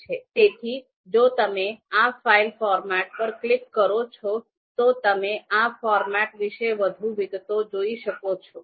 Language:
Gujarati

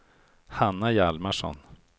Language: Swedish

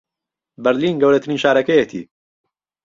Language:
Central Kurdish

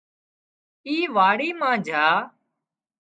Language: Wadiyara Koli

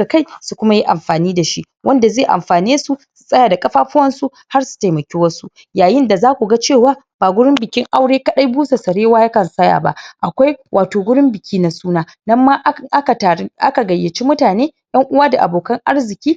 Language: Hausa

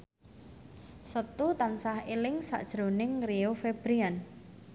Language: Javanese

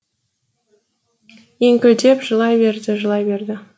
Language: Kazakh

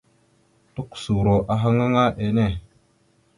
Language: Mada (Cameroon)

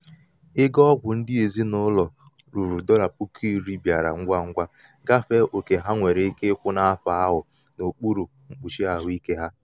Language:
Igbo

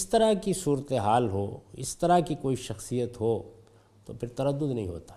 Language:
Urdu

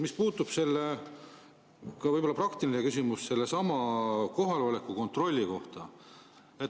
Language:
Estonian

